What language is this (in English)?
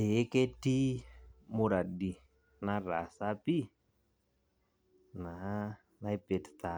Masai